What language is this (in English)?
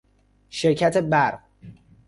Persian